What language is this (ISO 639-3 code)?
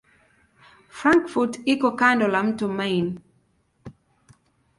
swa